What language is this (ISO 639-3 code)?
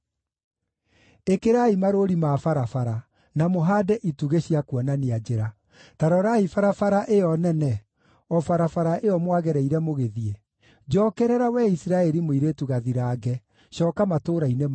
kik